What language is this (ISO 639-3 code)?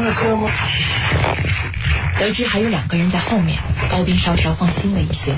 zho